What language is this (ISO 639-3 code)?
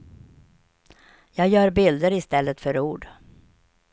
swe